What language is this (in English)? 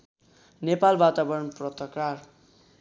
Nepali